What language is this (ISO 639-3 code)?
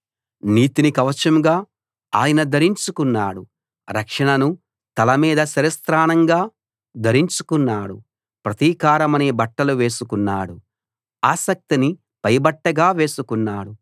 tel